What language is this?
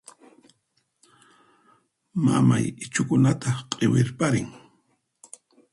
Puno Quechua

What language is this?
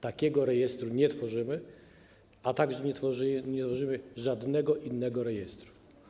Polish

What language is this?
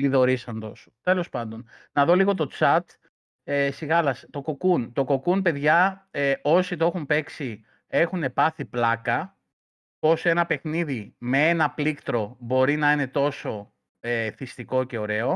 Greek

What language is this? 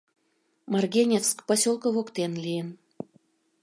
Mari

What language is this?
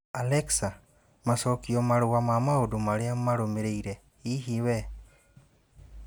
Kikuyu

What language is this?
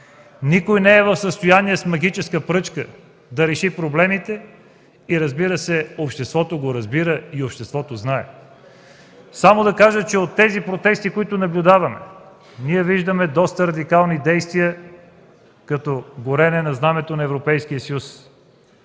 Bulgarian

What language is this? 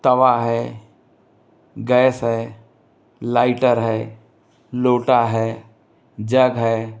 Hindi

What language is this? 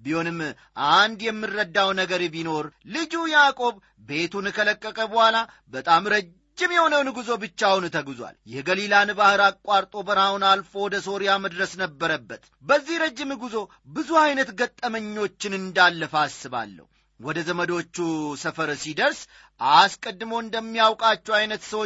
Amharic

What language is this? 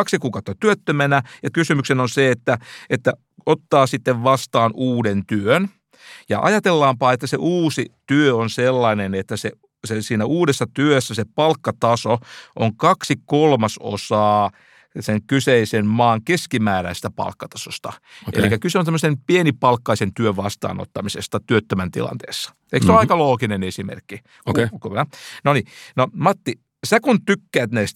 Finnish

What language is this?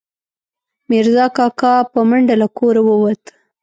Pashto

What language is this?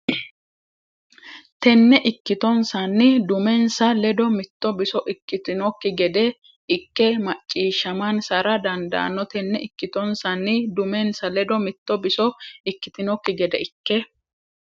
Sidamo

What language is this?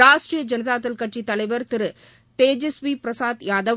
Tamil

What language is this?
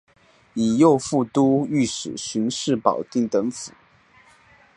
Chinese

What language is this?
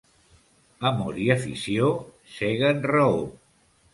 Catalan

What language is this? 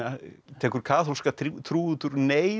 Icelandic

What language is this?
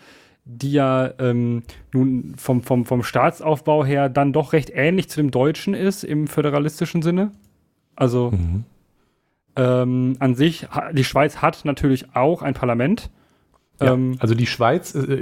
German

